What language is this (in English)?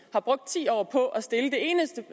Danish